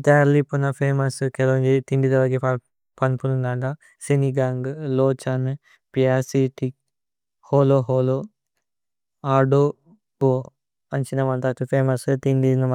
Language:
Tulu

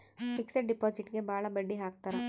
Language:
Kannada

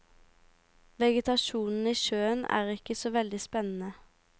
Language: Norwegian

